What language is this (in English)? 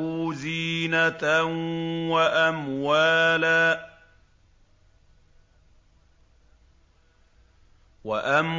Arabic